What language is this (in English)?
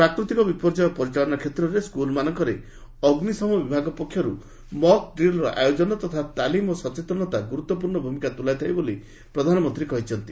Odia